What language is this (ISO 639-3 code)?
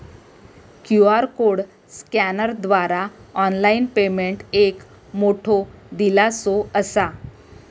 mar